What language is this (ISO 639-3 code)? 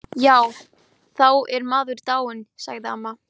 isl